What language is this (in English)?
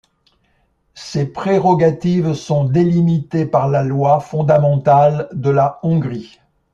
French